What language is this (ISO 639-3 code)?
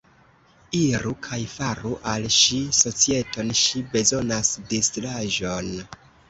epo